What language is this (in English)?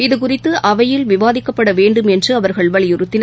Tamil